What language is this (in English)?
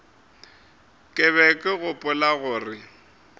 Northern Sotho